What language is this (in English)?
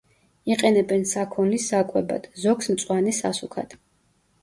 Georgian